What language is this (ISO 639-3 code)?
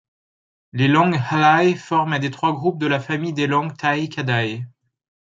fra